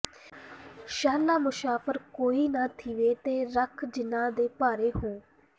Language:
Punjabi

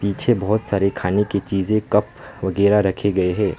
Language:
Hindi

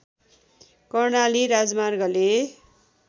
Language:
Nepali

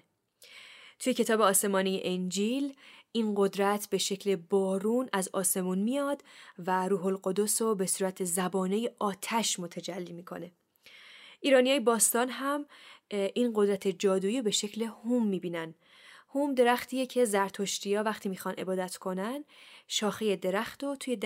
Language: Persian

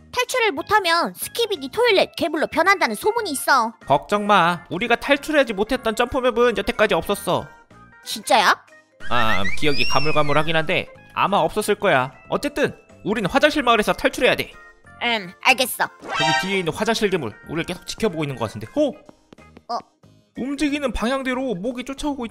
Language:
Korean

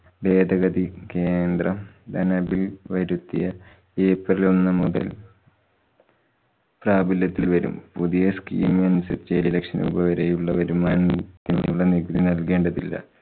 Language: Malayalam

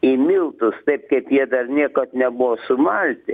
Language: Lithuanian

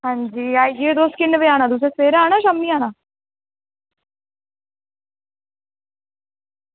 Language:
Dogri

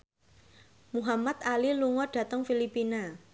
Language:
Javanese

